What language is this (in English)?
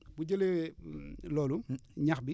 Wolof